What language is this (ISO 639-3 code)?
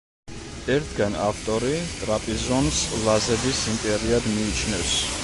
kat